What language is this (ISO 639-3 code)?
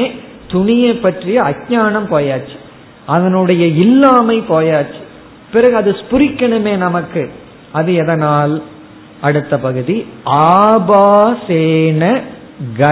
tam